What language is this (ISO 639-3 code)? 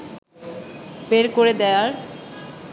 ben